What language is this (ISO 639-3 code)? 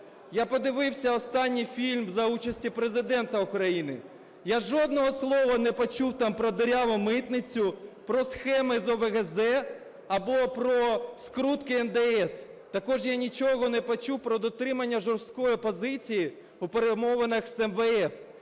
ukr